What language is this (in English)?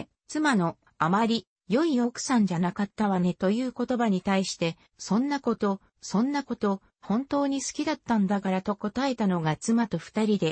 Japanese